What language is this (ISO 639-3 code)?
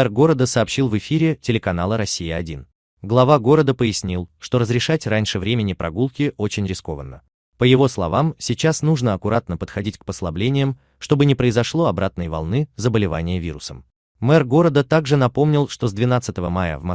rus